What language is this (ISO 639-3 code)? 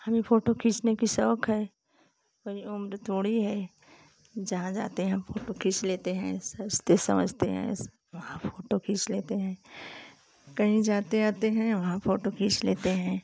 hin